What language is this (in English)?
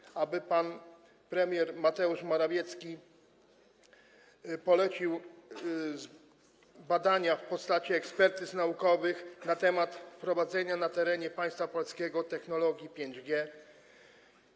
Polish